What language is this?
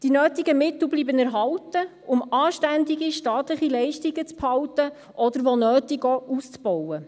Swiss German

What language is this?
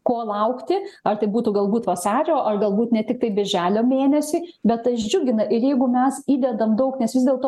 Lithuanian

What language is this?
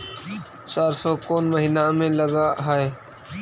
Magahi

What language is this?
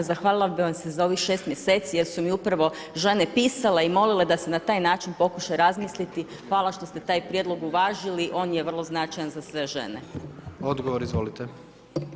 Croatian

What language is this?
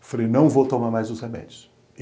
Portuguese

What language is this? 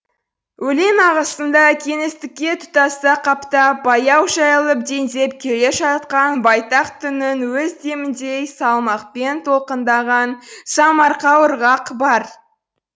Kazakh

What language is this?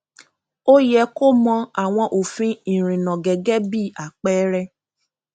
Yoruba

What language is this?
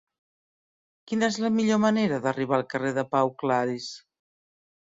Catalan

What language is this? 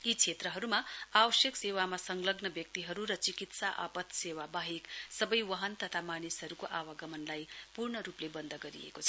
Nepali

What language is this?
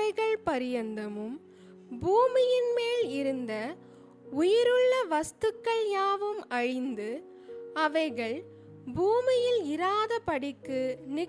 Tamil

